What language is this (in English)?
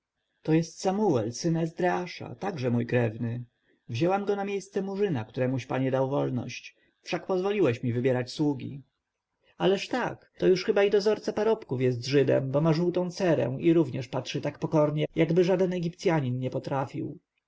Polish